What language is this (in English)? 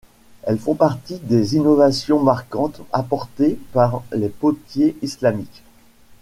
French